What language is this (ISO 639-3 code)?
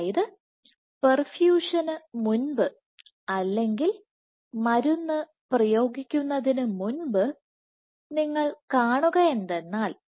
mal